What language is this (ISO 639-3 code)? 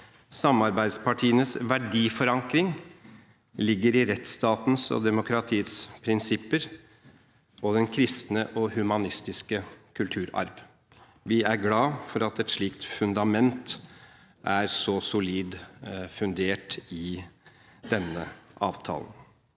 nor